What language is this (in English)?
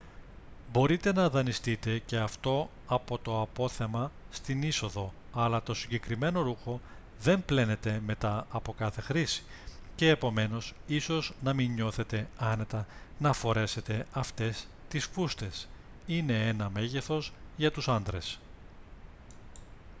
Greek